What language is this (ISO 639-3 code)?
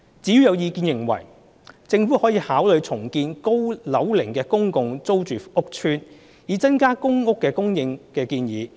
yue